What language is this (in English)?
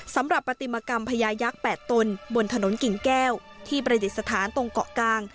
Thai